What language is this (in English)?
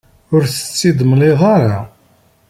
Kabyle